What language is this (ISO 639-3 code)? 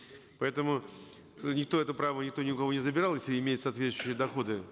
kaz